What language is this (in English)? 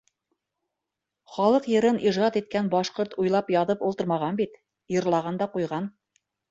Bashkir